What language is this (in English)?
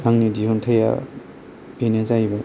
Bodo